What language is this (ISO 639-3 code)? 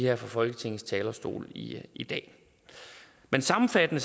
dan